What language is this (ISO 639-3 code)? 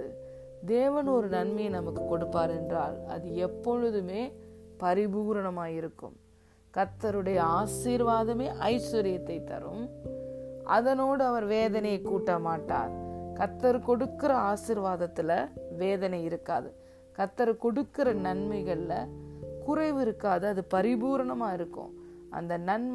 tam